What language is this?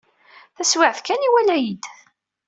Kabyle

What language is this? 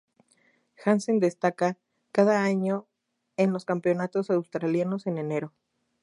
Spanish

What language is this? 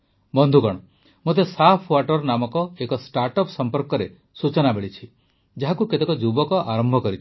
Odia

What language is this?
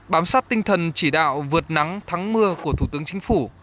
Vietnamese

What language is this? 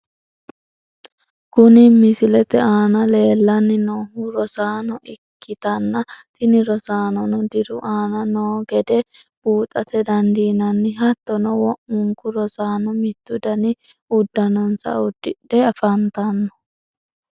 Sidamo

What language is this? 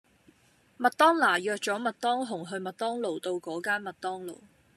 Cantonese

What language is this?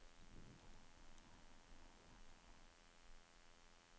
Norwegian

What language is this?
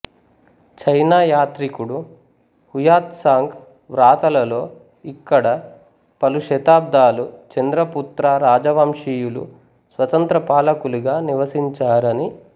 Telugu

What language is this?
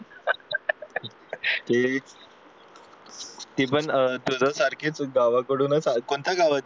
Marathi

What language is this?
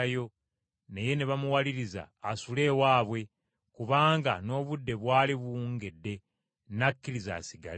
Ganda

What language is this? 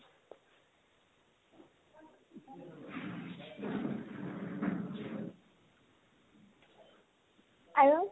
Assamese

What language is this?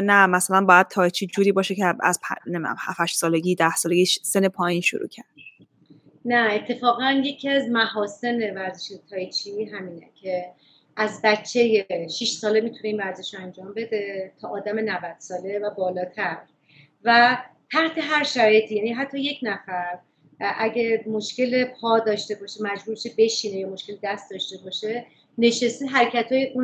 Persian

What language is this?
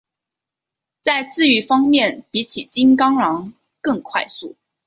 Chinese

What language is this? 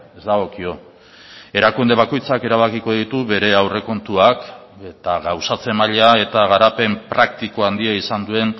Basque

